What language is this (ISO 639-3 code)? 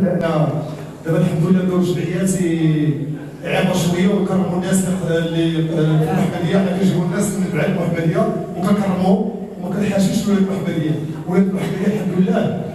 ara